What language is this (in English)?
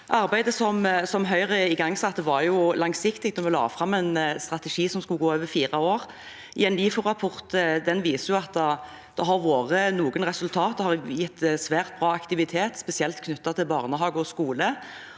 Norwegian